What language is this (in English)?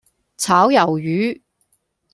Cantonese